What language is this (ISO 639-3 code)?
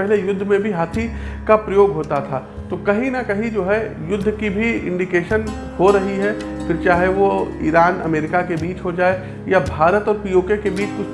hin